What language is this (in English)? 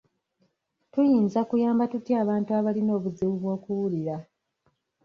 Ganda